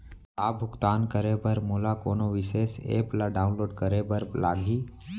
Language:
Chhattisgarhi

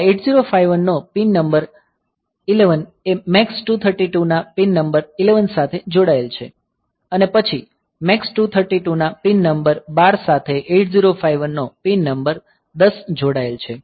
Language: Gujarati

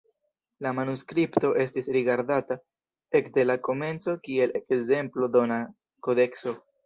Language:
Esperanto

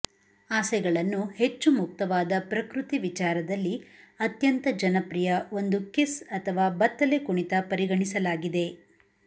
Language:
Kannada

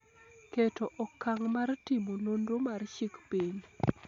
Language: Luo (Kenya and Tanzania)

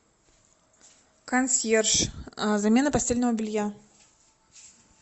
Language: Russian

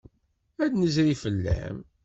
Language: Kabyle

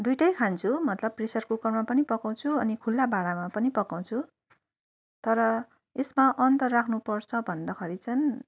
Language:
Nepali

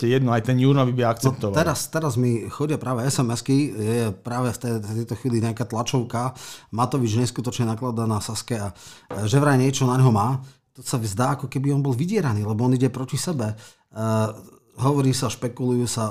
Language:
Slovak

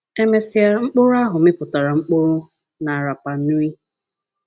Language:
Igbo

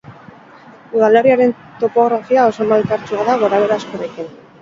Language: Basque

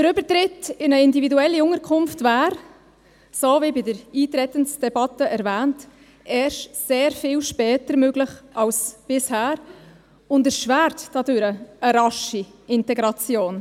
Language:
Swiss German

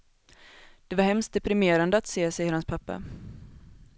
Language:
Swedish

